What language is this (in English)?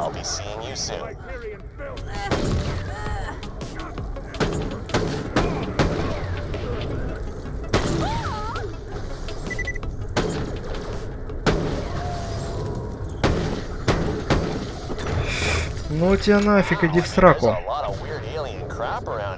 Russian